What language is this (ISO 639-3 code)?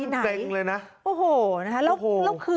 tha